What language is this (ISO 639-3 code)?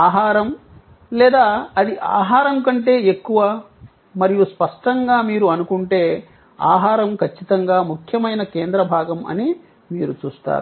tel